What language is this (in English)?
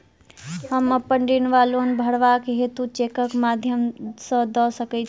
Maithili